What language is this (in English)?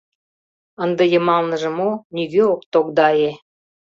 Mari